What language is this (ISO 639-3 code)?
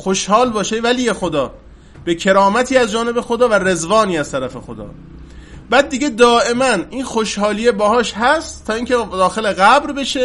fas